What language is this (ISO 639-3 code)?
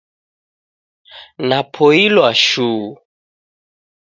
dav